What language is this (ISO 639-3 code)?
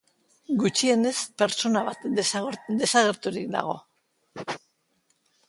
eus